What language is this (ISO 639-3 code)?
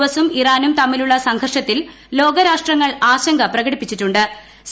mal